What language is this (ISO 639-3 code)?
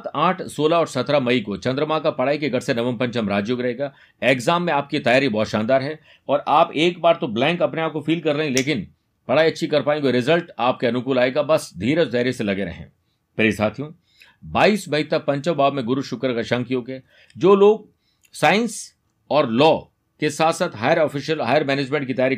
hin